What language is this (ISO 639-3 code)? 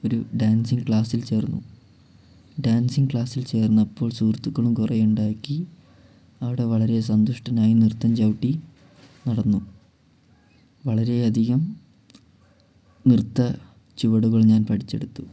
mal